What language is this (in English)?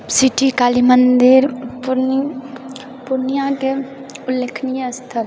Maithili